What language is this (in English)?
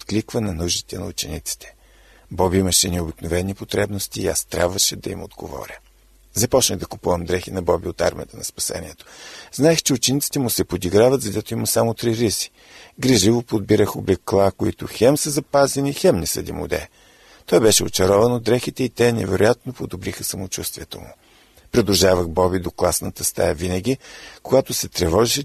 Bulgarian